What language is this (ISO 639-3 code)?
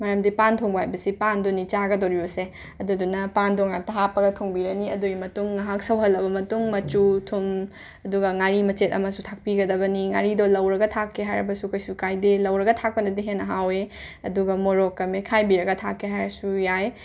mni